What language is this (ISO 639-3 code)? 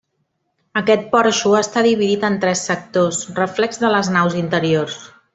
cat